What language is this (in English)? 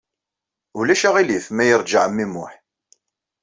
Kabyle